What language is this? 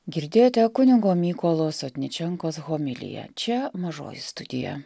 Lithuanian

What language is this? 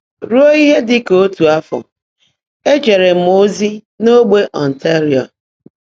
Igbo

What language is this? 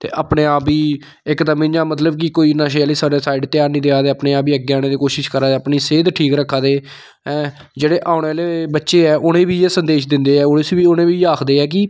Dogri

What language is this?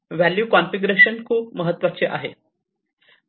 Marathi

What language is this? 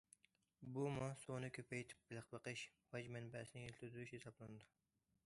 Uyghur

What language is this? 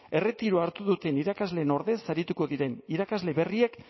Basque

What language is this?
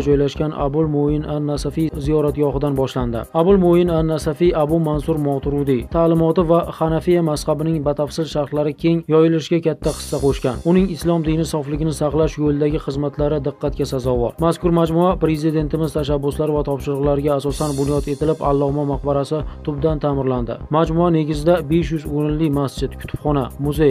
Turkish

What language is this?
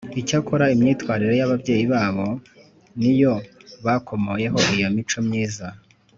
Kinyarwanda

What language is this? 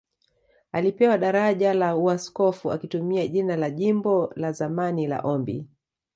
Swahili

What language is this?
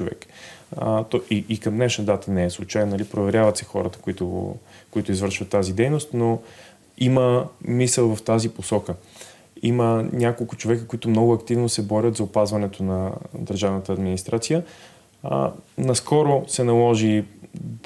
Bulgarian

